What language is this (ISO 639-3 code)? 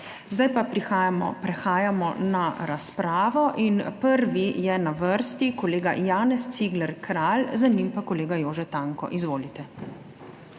slv